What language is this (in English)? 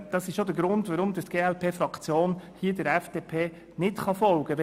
Swiss German